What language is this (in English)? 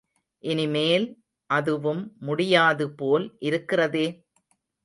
Tamil